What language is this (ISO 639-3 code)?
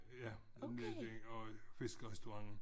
dan